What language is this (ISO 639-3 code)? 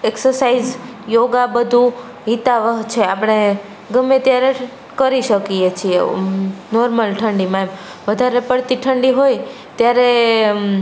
guj